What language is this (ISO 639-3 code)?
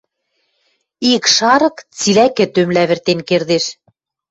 mrj